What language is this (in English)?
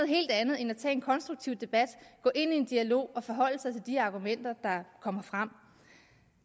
Danish